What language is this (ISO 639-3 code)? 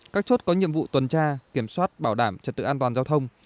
vie